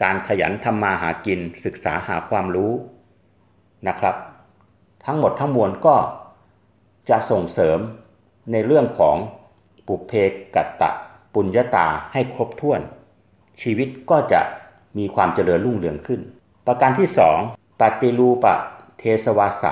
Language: Thai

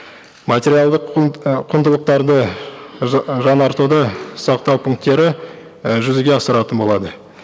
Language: Kazakh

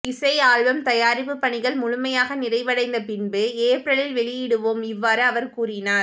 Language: Tamil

